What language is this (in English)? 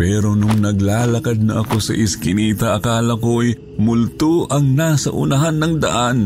Filipino